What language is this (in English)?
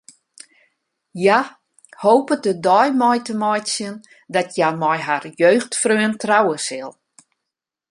Western Frisian